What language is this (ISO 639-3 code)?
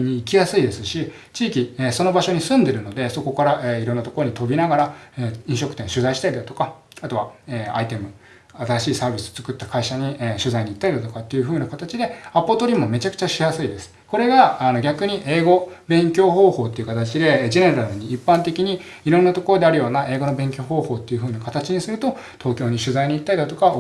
jpn